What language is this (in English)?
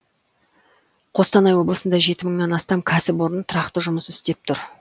Kazakh